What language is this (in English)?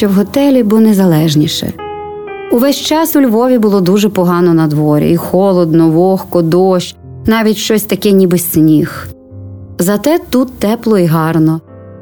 Ukrainian